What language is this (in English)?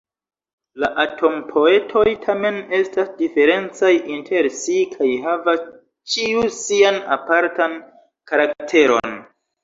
Esperanto